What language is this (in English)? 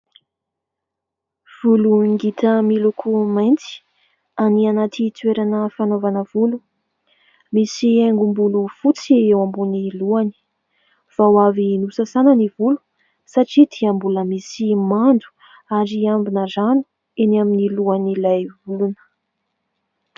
Malagasy